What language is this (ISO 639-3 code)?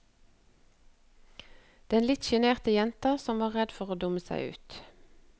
nor